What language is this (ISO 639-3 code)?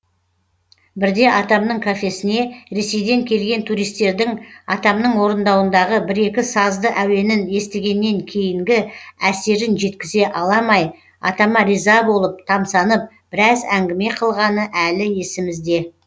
kaz